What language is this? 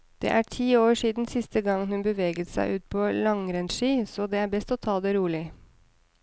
Norwegian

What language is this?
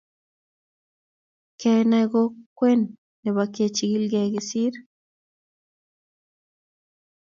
Kalenjin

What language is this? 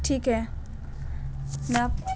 Urdu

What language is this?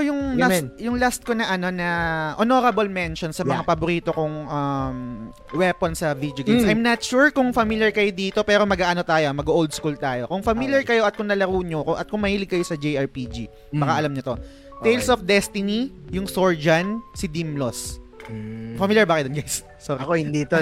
Filipino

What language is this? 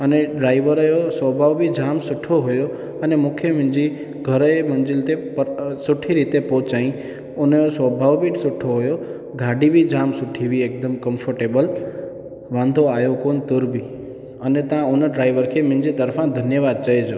Sindhi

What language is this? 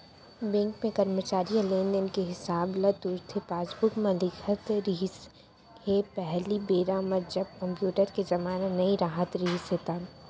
Chhattisgarhi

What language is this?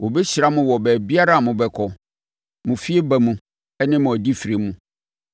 Akan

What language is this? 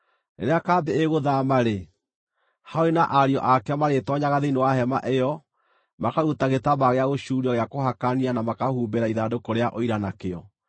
Kikuyu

